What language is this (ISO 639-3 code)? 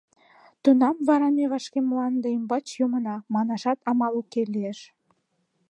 chm